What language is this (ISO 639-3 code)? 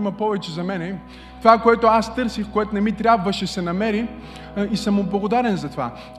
bul